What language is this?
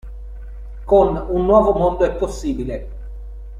Italian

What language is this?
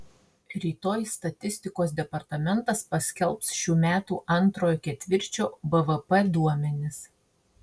Lithuanian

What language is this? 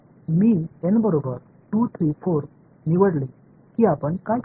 Marathi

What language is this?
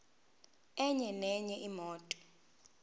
Zulu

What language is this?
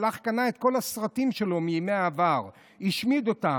Hebrew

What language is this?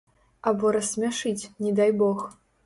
Belarusian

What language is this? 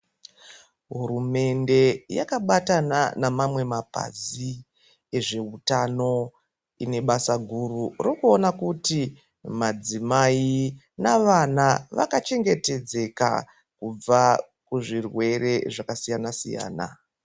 Ndau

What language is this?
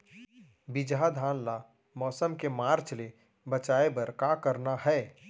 Chhattisgarhi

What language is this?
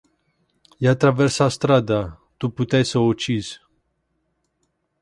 Romanian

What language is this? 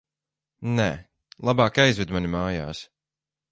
Latvian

